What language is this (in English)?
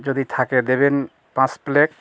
Bangla